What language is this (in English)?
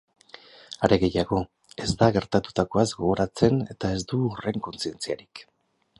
Basque